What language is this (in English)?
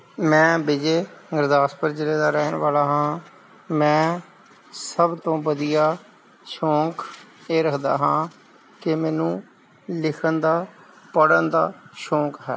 Punjabi